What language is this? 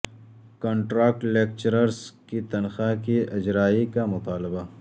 Urdu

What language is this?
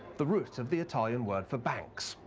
English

